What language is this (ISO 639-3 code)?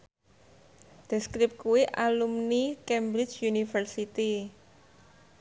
jav